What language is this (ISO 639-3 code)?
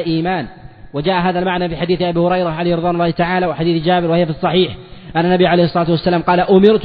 ara